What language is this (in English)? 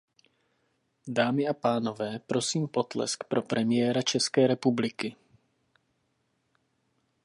Czech